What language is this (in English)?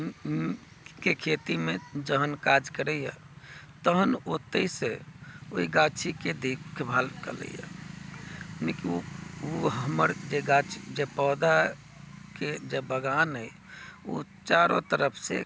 Maithili